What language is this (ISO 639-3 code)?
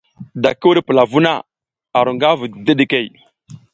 giz